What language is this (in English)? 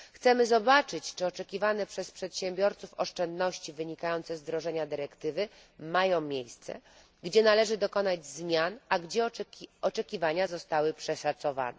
Polish